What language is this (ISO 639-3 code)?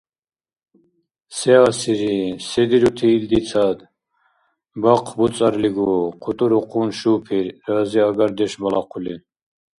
dar